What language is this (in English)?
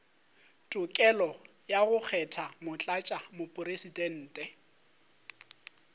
Northern Sotho